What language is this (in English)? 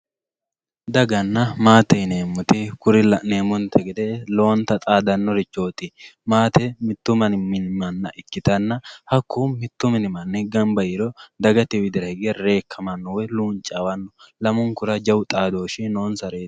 Sidamo